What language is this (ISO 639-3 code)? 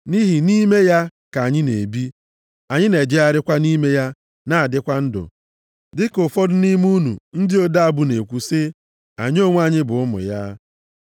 ibo